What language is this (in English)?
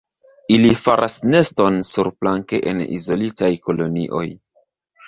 Esperanto